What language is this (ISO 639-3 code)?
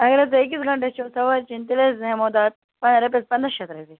kas